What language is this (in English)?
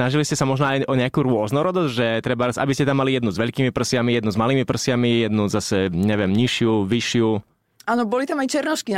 Slovak